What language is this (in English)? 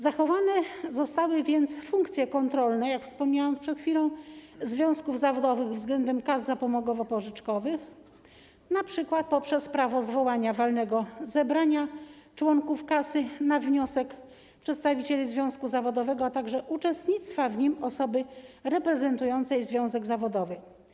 Polish